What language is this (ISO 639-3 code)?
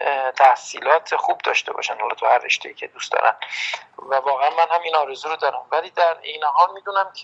fas